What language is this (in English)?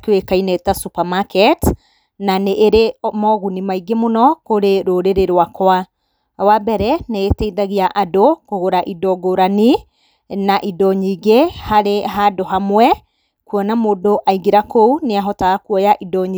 Kikuyu